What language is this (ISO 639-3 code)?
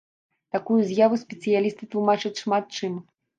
bel